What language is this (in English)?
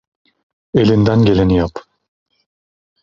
Turkish